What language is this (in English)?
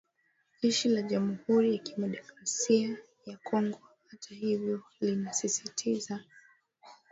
Swahili